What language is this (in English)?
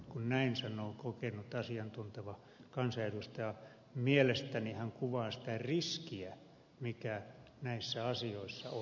Finnish